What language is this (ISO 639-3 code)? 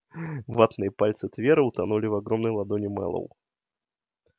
rus